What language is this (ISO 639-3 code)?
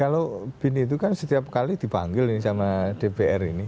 ind